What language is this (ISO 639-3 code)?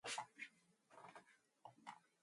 mon